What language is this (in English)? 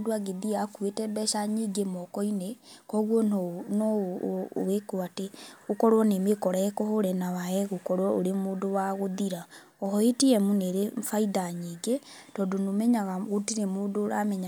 Kikuyu